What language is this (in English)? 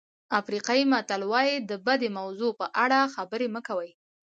Pashto